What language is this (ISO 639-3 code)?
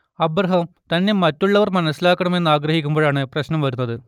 mal